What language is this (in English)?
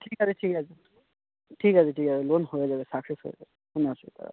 Bangla